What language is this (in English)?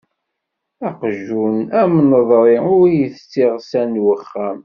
Kabyle